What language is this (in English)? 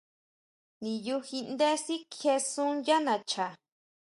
Huautla Mazatec